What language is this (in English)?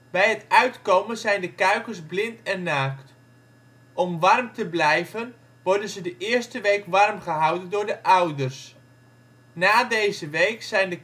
Dutch